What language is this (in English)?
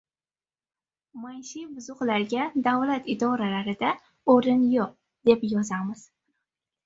Uzbek